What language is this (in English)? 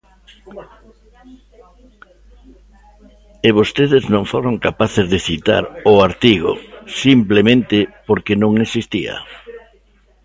Galician